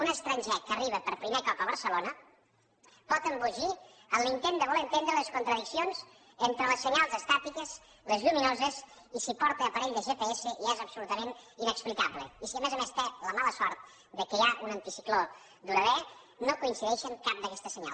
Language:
Catalan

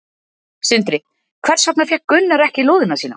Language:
Icelandic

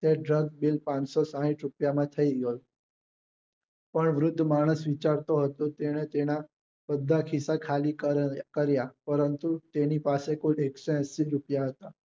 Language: Gujarati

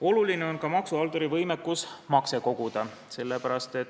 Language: Estonian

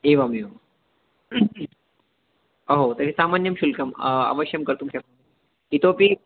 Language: Sanskrit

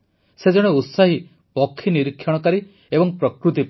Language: Odia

